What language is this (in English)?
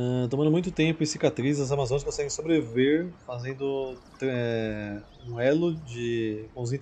Portuguese